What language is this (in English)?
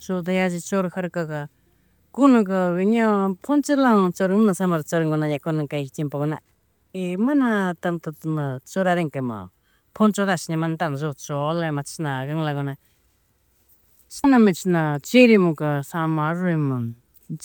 Chimborazo Highland Quichua